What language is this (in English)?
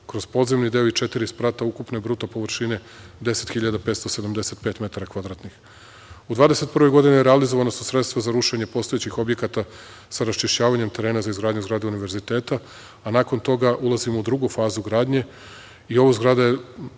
Serbian